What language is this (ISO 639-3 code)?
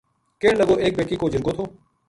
gju